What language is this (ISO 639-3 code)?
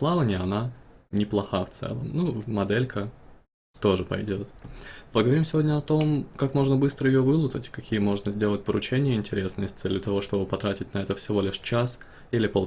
rus